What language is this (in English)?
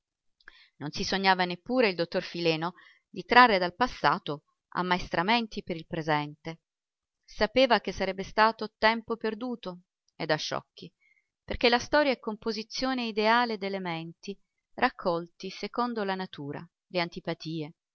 Italian